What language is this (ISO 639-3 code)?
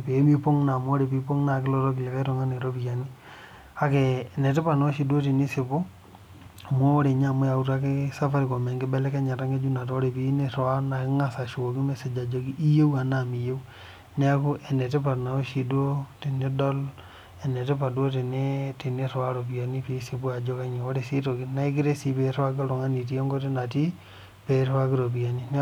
mas